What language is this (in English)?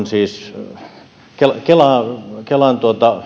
Finnish